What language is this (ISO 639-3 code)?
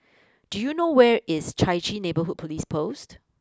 eng